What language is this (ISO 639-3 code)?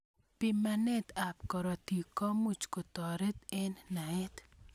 kln